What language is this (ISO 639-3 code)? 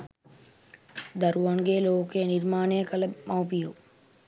sin